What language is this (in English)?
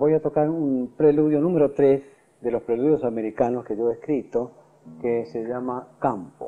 Spanish